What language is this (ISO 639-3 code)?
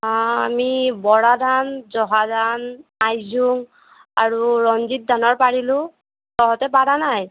asm